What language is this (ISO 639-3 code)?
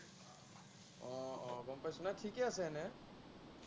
asm